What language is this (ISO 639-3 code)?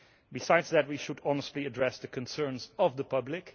eng